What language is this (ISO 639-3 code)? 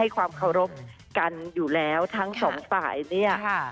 tha